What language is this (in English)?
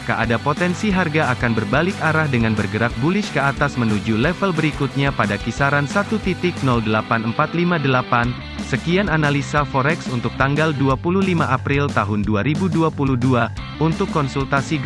Indonesian